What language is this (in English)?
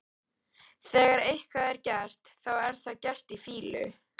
Icelandic